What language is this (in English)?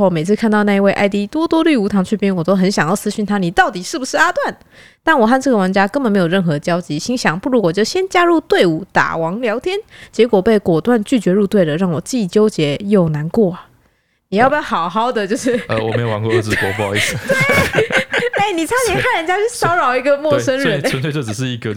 Chinese